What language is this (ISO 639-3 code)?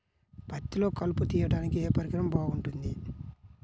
tel